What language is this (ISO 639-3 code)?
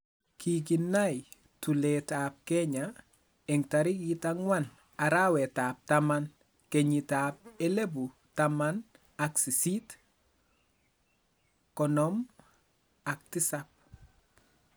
kln